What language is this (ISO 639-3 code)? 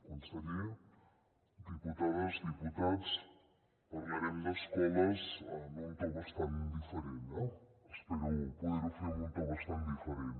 cat